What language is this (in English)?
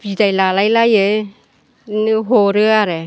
Bodo